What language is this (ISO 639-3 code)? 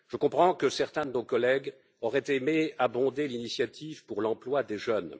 fra